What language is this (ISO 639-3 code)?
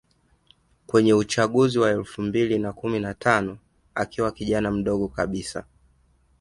swa